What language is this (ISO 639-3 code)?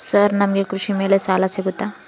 kan